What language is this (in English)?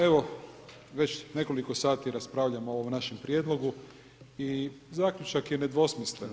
Croatian